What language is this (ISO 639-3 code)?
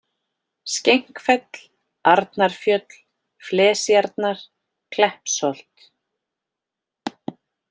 isl